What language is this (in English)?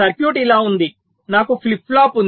Telugu